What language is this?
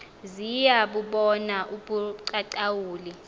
Xhosa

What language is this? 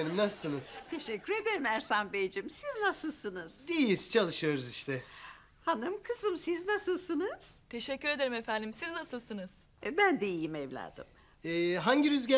Turkish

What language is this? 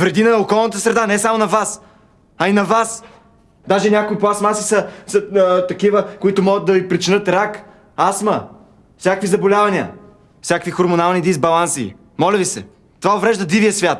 Bulgarian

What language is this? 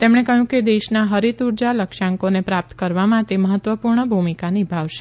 Gujarati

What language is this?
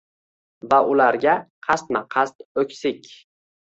Uzbek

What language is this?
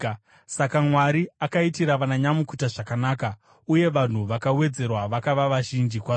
Shona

